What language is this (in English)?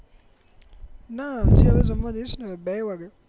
Gujarati